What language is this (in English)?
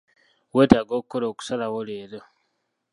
Ganda